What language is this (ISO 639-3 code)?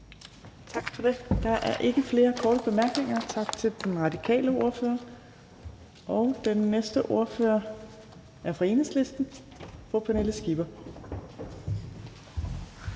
dan